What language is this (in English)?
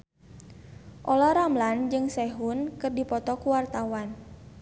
Sundanese